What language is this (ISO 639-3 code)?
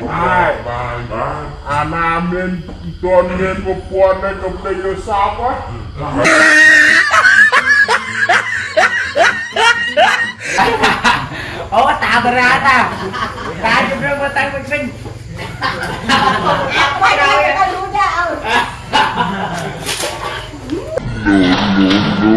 vie